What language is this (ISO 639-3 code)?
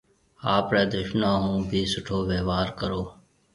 mve